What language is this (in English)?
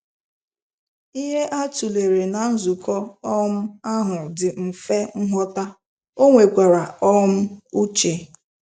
Igbo